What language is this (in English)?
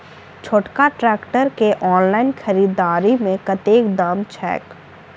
Maithili